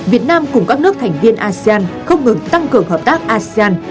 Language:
Vietnamese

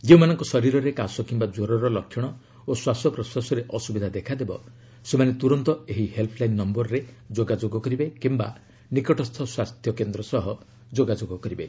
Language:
Odia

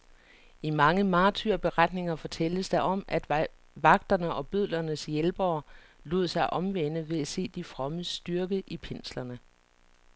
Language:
Danish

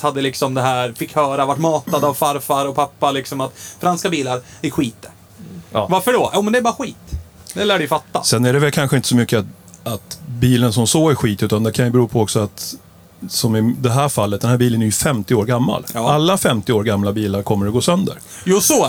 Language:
Swedish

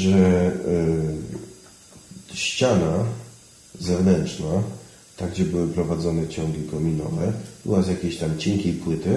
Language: Polish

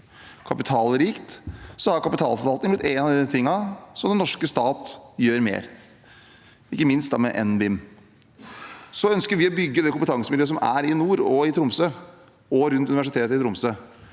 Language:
Norwegian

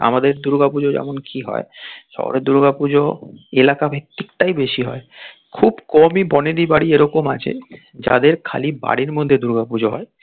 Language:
Bangla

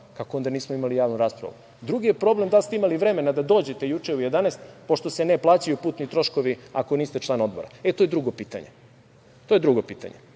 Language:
Serbian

